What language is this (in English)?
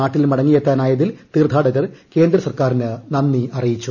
Malayalam